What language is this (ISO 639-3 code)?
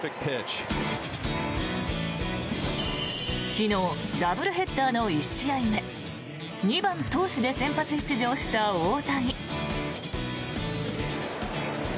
jpn